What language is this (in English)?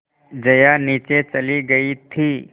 Hindi